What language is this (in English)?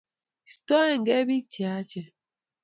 Kalenjin